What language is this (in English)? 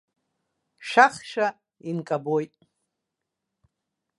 Abkhazian